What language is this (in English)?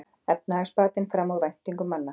Icelandic